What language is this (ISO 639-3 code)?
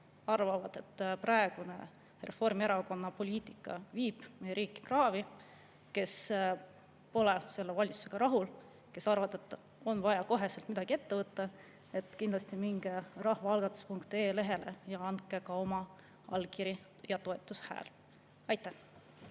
est